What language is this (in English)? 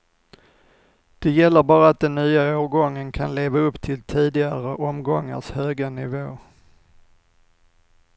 Swedish